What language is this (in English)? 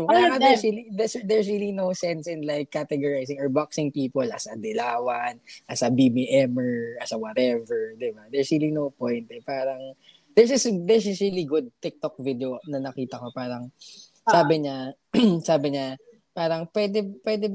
Filipino